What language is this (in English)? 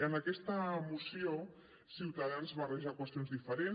Catalan